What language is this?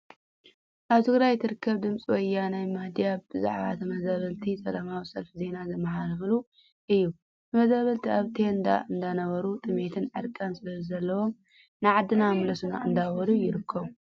Tigrinya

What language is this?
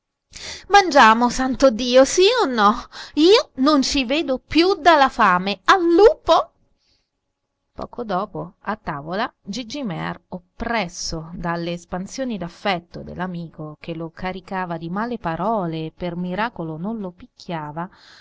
Italian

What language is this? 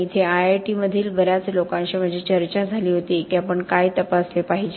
Marathi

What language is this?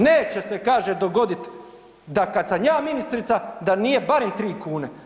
Croatian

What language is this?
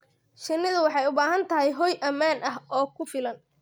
Somali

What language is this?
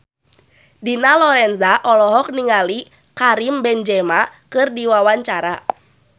Sundanese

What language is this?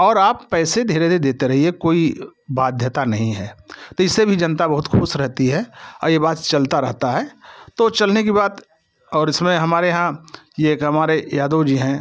Hindi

